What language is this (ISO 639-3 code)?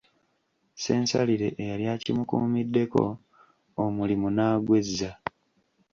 lug